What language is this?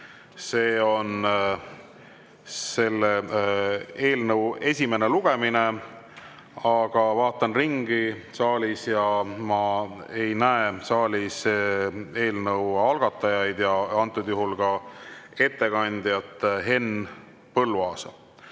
Estonian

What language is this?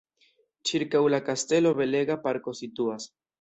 Esperanto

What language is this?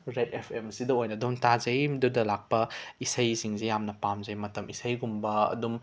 Manipuri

